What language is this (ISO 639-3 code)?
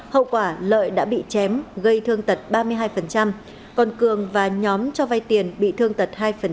vie